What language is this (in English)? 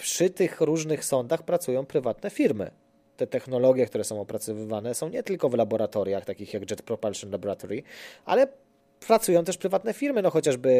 Polish